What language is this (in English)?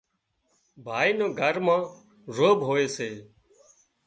Wadiyara Koli